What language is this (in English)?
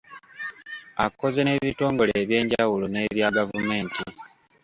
Ganda